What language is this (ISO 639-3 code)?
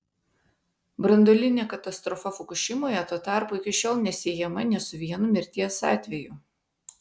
lit